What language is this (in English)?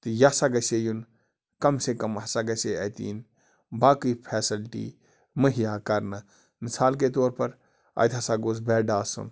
Kashmiri